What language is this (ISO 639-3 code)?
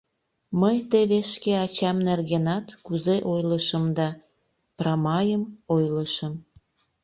chm